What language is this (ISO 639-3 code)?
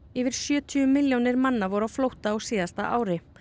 isl